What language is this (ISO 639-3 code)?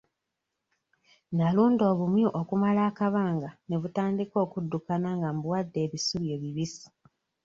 lug